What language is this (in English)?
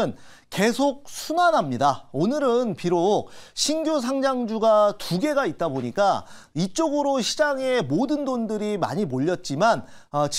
Korean